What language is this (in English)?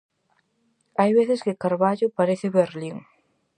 Galician